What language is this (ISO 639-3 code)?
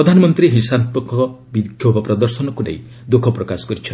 ori